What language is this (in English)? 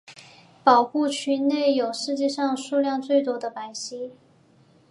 Chinese